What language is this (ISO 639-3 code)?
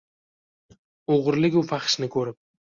uzb